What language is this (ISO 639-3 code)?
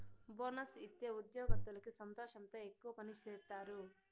tel